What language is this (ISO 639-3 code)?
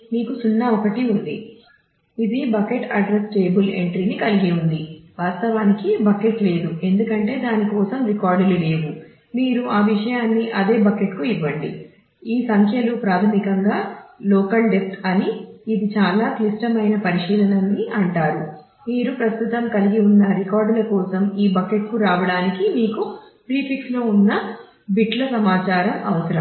tel